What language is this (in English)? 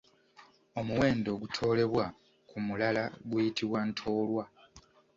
Ganda